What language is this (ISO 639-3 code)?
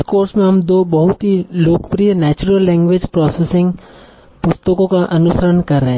hin